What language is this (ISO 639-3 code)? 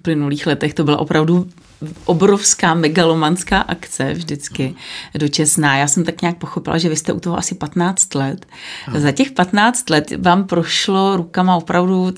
ces